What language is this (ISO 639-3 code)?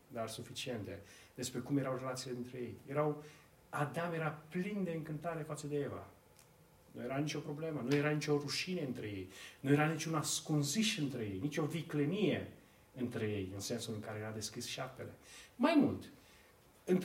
ron